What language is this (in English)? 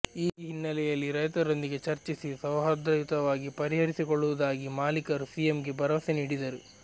Kannada